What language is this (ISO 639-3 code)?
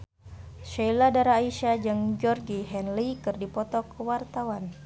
sun